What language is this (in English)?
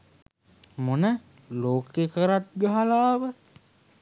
Sinhala